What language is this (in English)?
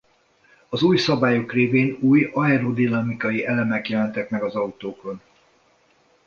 Hungarian